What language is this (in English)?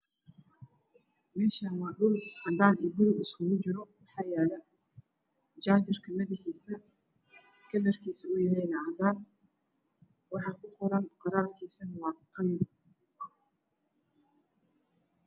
Somali